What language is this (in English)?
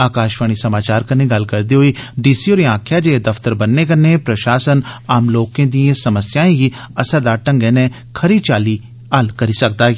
Dogri